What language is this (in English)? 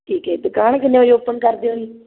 Punjabi